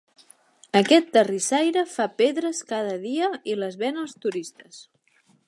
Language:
Catalan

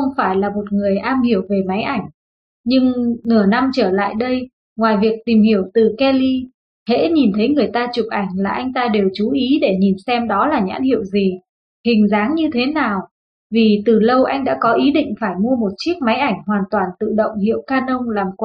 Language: Vietnamese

